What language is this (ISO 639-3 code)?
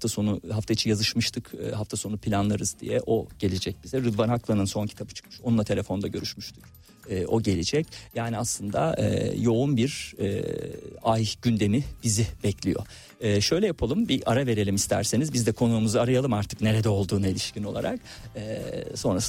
tur